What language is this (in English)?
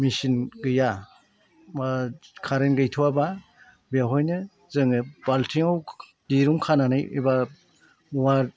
Bodo